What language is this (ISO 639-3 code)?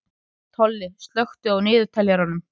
isl